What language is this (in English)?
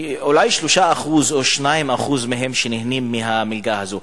Hebrew